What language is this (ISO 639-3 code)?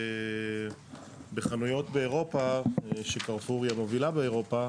heb